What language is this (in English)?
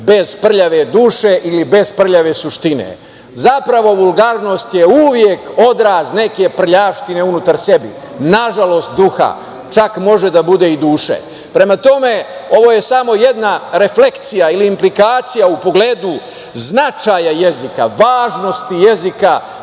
Serbian